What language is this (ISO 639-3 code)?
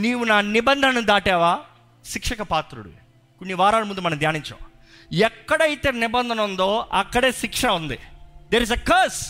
tel